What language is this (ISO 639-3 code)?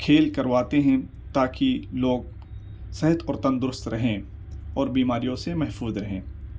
urd